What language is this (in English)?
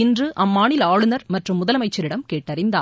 Tamil